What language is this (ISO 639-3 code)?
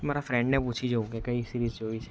guj